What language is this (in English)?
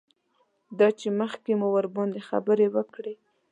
Pashto